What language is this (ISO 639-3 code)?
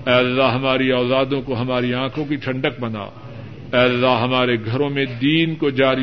urd